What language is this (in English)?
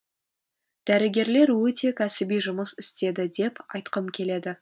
Kazakh